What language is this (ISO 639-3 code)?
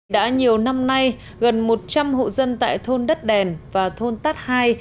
vie